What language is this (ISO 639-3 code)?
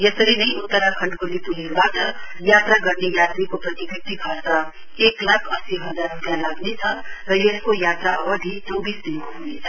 nep